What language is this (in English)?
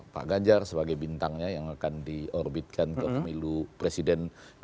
Indonesian